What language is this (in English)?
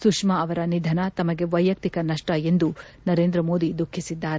Kannada